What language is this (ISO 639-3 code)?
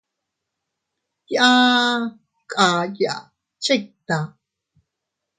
cut